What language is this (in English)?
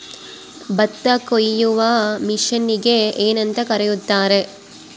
Kannada